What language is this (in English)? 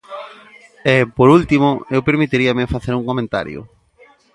Galician